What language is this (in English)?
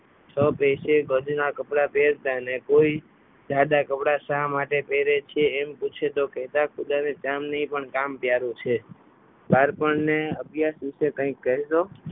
Gujarati